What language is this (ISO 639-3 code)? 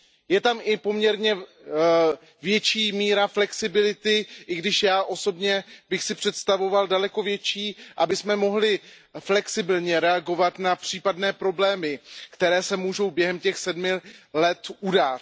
ces